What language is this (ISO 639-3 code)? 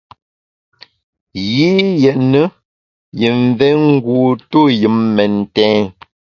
bax